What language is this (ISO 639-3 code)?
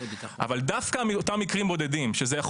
heb